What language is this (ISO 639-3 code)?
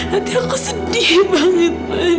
ind